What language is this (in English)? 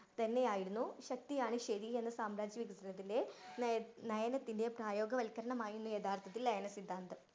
Malayalam